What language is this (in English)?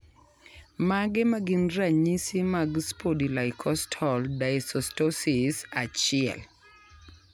Luo (Kenya and Tanzania)